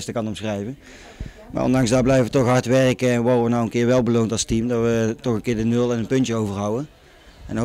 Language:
Dutch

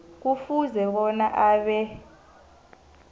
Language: South Ndebele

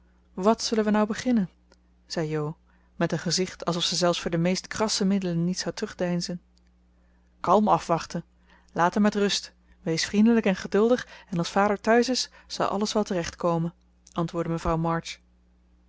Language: Dutch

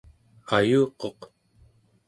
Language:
Central Yupik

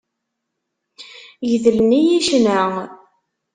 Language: Kabyle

